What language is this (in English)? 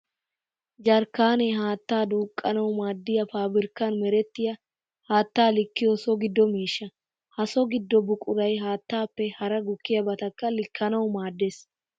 Wolaytta